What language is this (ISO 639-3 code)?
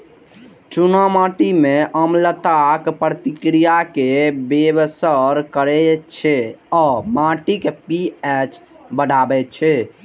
mai